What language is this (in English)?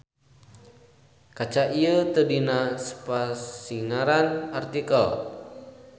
Sundanese